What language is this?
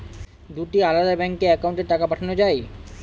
Bangla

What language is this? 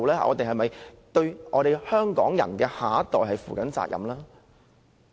Cantonese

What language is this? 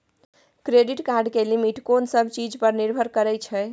Maithili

